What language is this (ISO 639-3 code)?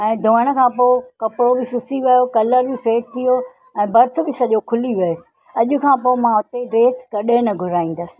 snd